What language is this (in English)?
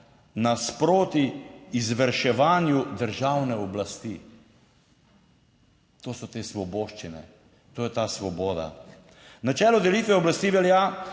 Slovenian